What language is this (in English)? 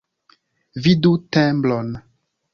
Esperanto